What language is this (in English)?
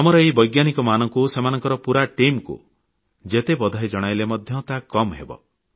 Odia